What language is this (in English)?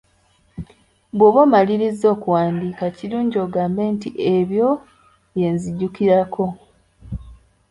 Ganda